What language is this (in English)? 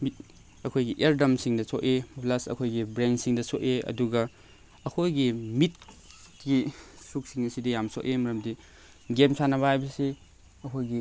Manipuri